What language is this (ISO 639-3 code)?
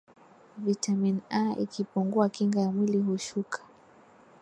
swa